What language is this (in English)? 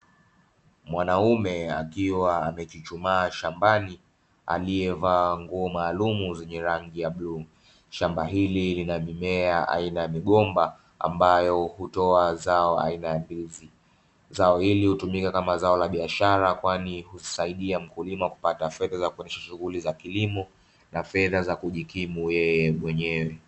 Swahili